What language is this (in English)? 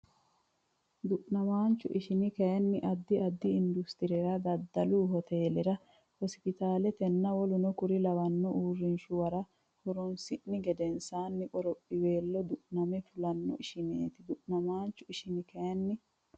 Sidamo